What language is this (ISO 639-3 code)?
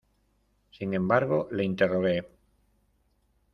spa